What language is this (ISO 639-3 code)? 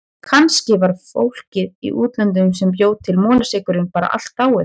isl